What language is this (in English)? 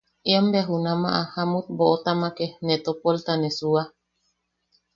Yaqui